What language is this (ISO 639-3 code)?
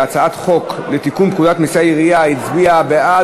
heb